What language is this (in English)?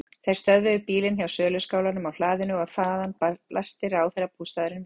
Icelandic